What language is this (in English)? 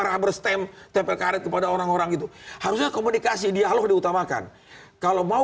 Indonesian